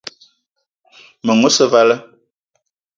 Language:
Eton (Cameroon)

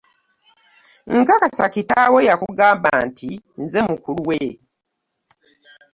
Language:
Ganda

